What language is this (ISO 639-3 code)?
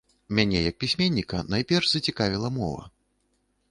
bel